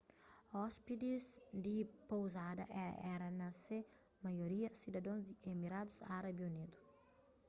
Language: Kabuverdianu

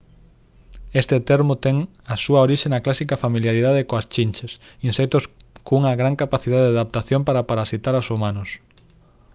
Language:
Galician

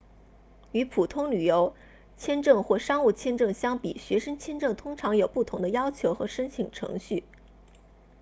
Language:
Chinese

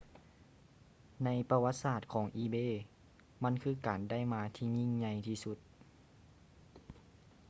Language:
Lao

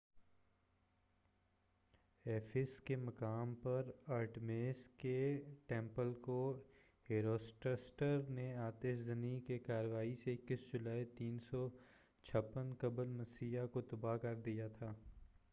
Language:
Urdu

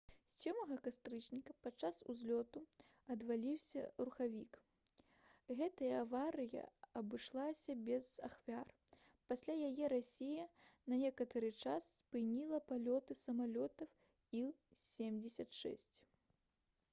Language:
Belarusian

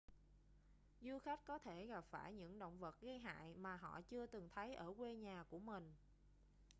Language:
Vietnamese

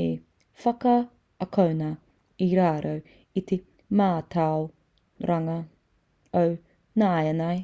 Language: Māori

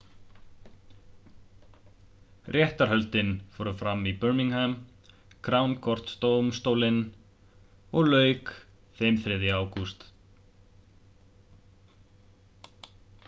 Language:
Icelandic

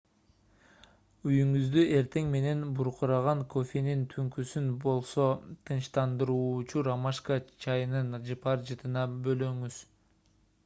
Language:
Kyrgyz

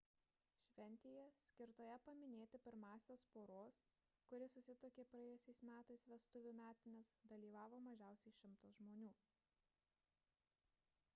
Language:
Lithuanian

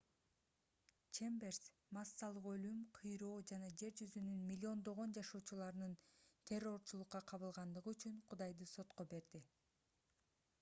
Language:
Kyrgyz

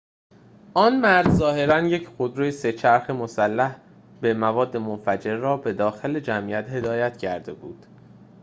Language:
Persian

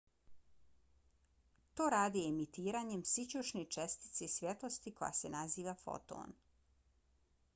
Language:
Bosnian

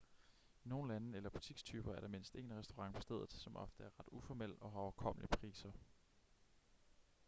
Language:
Danish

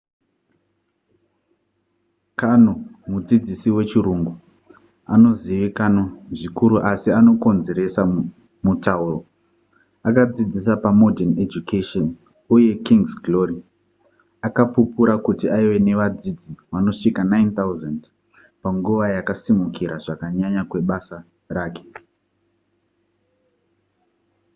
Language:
Shona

